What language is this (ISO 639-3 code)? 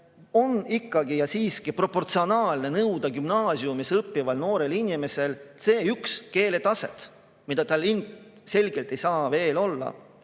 est